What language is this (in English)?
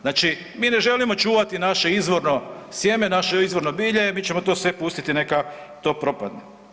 Croatian